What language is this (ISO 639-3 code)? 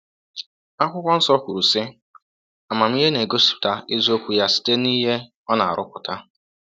ibo